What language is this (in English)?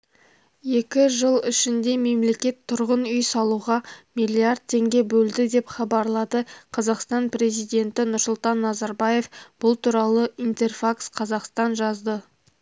Kazakh